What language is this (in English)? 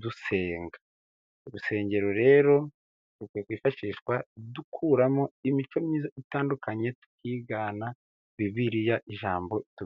Kinyarwanda